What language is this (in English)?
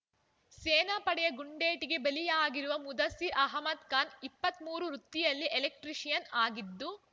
Kannada